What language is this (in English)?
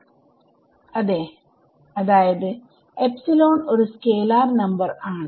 Malayalam